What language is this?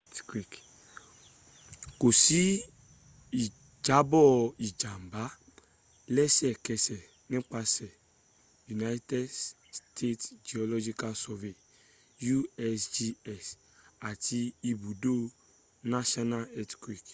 Yoruba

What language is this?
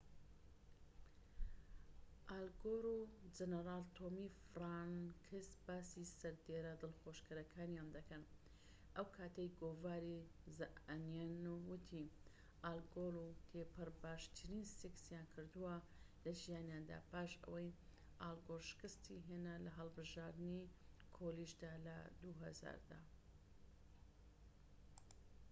Central Kurdish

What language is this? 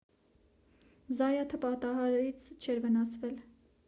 Armenian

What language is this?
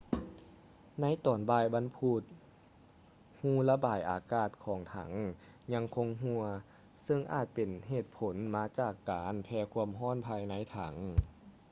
Lao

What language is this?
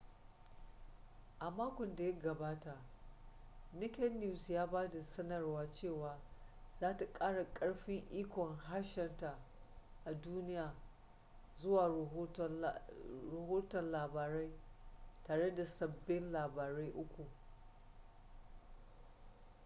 Hausa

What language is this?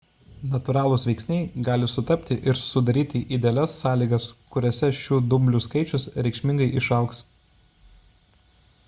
Lithuanian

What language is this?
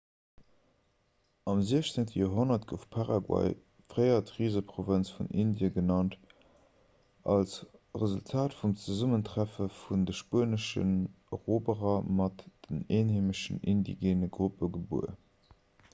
Luxembourgish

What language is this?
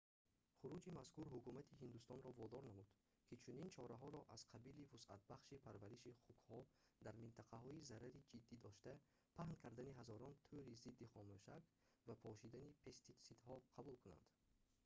Tajik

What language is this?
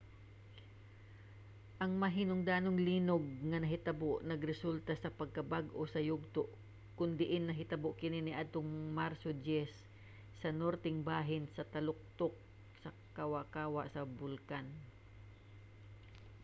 Cebuano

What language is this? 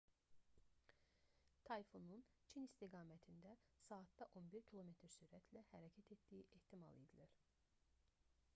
Azerbaijani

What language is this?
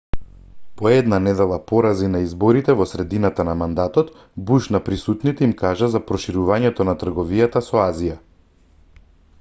Macedonian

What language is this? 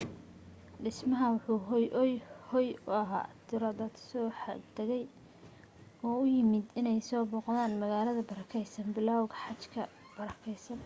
Somali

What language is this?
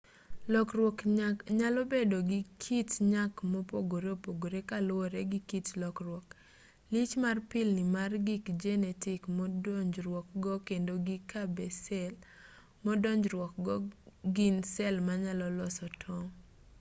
Luo (Kenya and Tanzania)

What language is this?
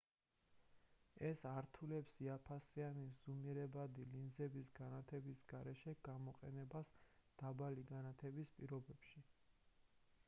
Georgian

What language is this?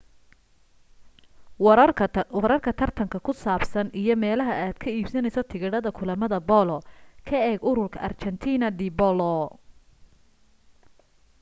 Somali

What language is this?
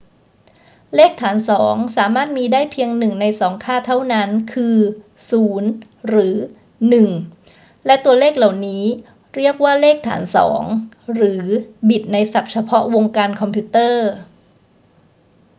Thai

